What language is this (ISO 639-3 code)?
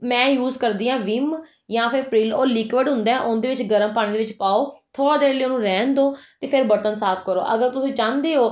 pan